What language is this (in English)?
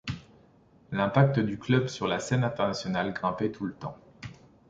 French